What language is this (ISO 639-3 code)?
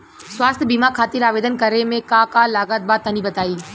bho